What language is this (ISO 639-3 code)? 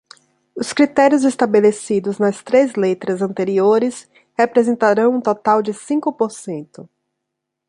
por